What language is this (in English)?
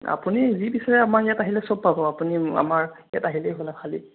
Assamese